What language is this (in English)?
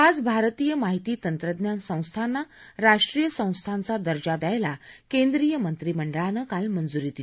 Marathi